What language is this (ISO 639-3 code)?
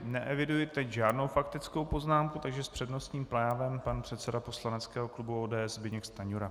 ces